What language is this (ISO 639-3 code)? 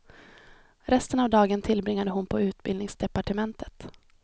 swe